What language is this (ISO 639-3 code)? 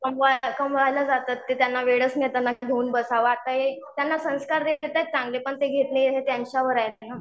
mar